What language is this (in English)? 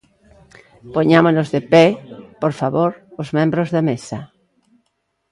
Galician